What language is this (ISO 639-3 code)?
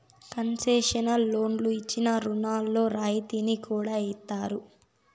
tel